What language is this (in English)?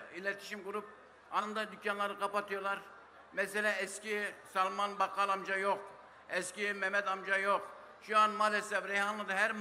Turkish